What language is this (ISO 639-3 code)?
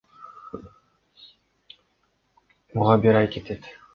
kir